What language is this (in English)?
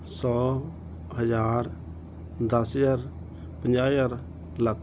Punjabi